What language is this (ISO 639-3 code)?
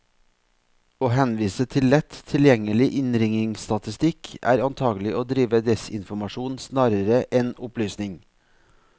nor